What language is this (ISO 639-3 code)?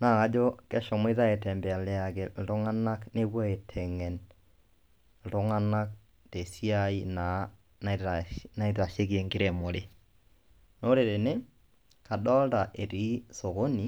mas